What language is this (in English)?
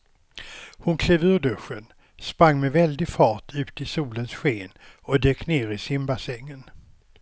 Swedish